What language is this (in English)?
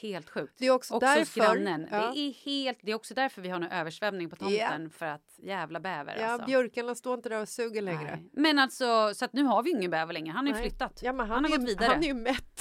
Swedish